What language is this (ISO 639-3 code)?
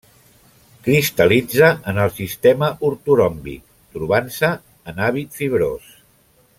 cat